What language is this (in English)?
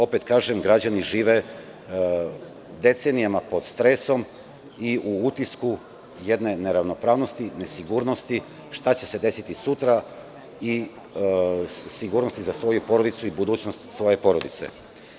Serbian